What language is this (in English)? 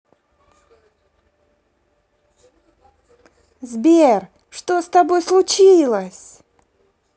Russian